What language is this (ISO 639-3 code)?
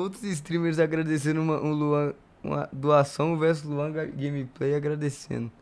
por